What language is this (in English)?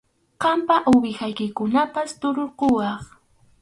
Arequipa-La Unión Quechua